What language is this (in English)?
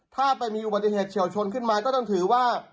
Thai